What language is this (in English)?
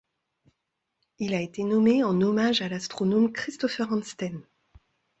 French